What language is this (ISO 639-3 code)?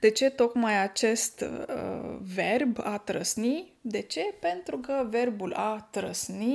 ron